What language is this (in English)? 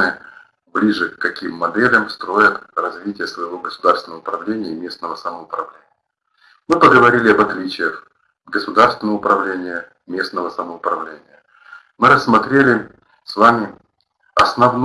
Russian